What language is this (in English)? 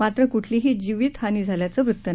Marathi